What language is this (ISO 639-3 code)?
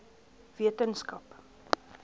afr